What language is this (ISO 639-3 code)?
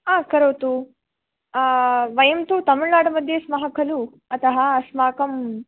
san